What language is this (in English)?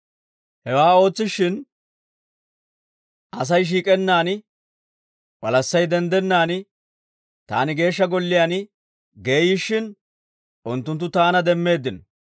Dawro